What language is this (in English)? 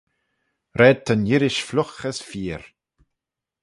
Manx